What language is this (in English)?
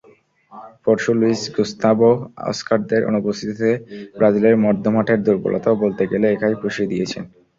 Bangla